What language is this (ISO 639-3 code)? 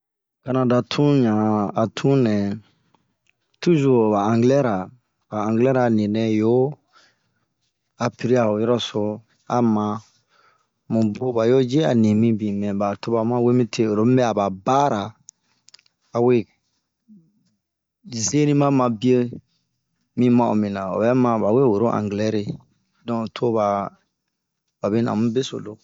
bmq